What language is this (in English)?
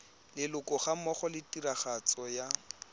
Tswana